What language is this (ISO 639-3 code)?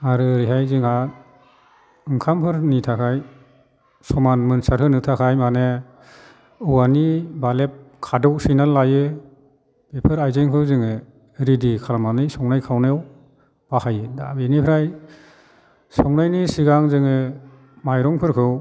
brx